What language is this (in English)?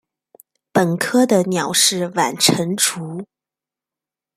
Chinese